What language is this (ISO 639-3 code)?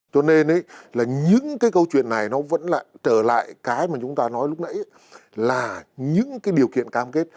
vie